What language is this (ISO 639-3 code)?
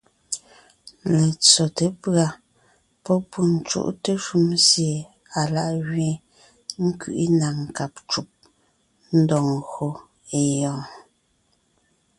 nnh